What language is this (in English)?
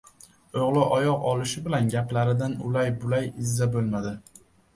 Uzbek